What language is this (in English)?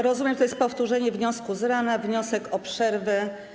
Polish